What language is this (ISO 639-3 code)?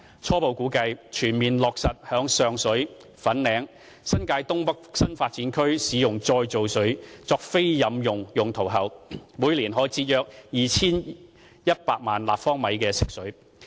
yue